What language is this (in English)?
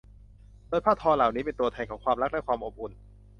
Thai